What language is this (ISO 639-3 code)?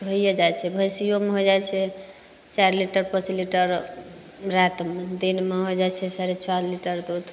mai